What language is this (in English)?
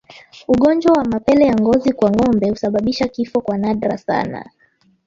Swahili